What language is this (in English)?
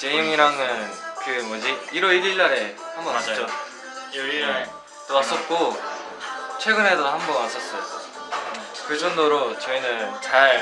Korean